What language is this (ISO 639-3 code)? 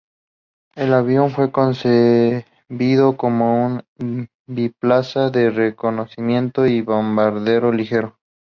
spa